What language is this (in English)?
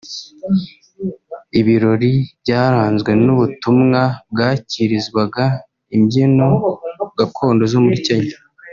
Kinyarwanda